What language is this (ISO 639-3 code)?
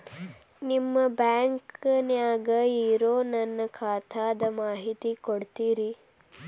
kan